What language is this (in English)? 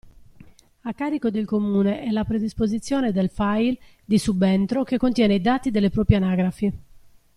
Italian